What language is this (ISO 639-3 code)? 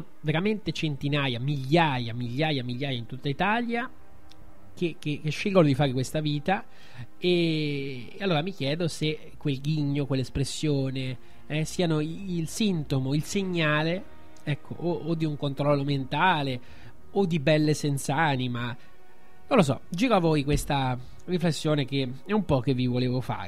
ita